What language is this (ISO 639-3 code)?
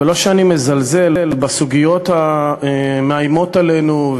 heb